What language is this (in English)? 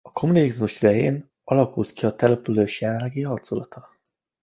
Hungarian